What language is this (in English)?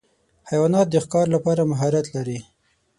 Pashto